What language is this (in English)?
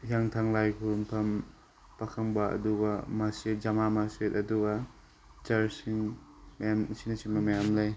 Manipuri